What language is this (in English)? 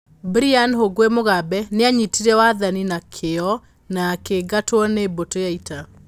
Kikuyu